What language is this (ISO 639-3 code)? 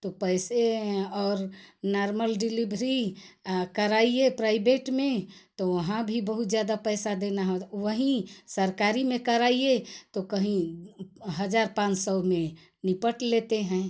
hin